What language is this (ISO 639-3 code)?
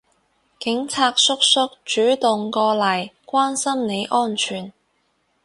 yue